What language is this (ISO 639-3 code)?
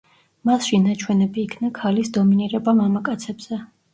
kat